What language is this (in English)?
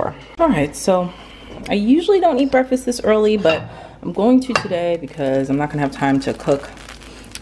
English